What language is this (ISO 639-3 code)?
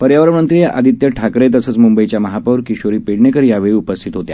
mar